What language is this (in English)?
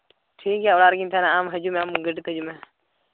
Santali